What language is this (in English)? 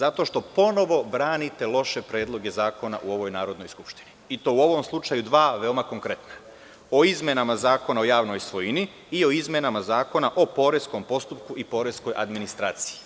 Serbian